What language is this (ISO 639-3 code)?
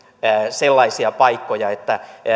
fin